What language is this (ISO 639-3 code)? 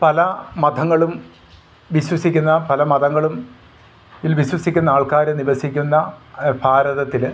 mal